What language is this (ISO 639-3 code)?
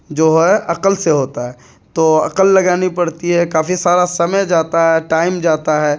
urd